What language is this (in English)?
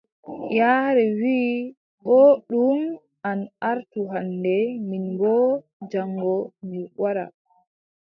Adamawa Fulfulde